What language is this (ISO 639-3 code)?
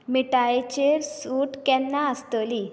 kok